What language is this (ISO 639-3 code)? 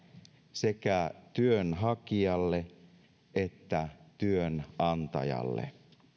fin